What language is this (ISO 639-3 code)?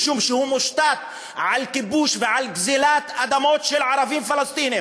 heb